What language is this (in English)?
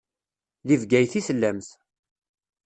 Kabyle